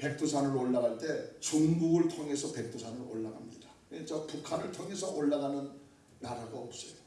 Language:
Korean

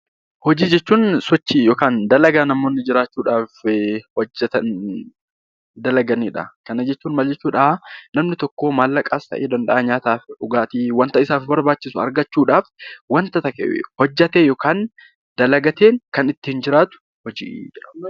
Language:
Oromo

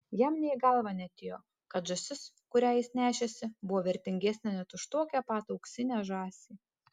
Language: Lithuanian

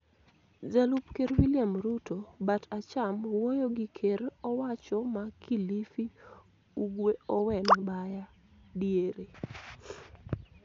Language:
Luo (Kenya and Tanzania)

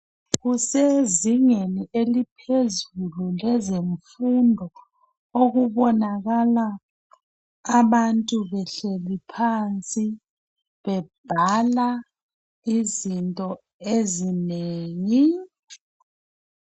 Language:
North Ndebele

